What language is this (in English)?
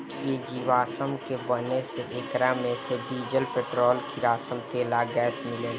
Bhojpuri